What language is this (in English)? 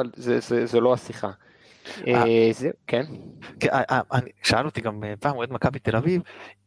Hebrew